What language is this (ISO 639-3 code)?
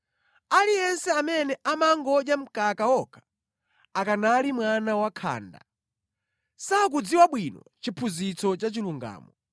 nya